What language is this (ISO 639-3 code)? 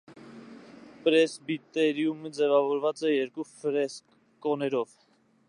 hye